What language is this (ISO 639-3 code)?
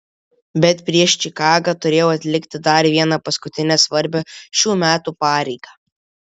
lit